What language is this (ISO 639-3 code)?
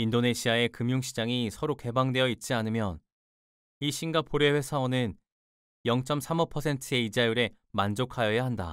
kor